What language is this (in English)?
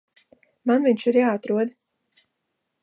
Latvian